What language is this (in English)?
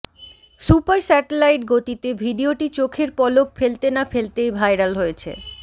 Bangla